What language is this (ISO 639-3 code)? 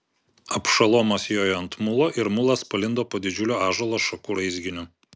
lit